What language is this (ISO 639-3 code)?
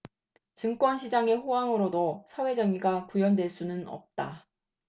kor